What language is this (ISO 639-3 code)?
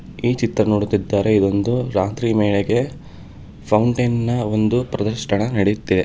kan